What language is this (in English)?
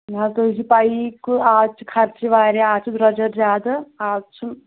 Kashmiri